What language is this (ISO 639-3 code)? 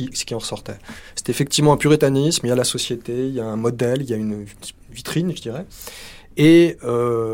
fra